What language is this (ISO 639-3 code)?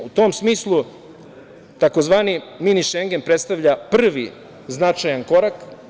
srp